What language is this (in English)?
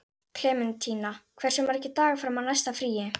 Icelandic